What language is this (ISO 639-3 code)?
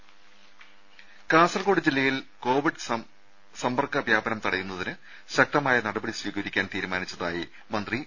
mal